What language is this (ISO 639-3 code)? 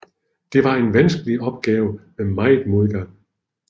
dan